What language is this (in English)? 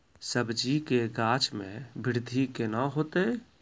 Maithili